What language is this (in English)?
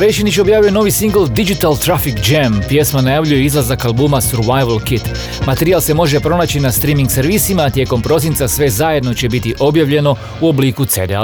Croatian